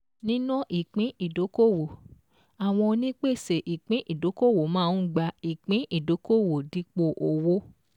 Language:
Yoruba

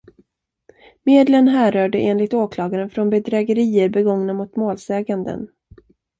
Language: Swedish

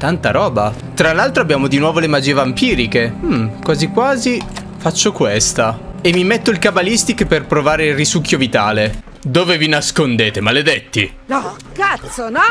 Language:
Italian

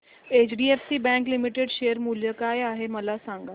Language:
Marathi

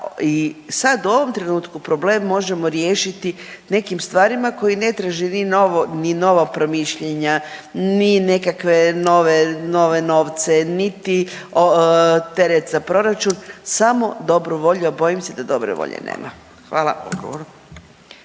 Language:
Croatian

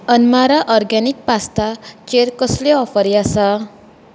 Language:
Konkani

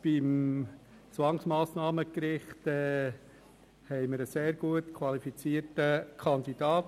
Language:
Swiss German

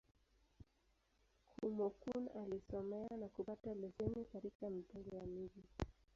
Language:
Swahili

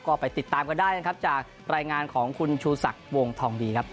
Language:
Thai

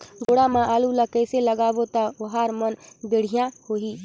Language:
Chhattisgarhi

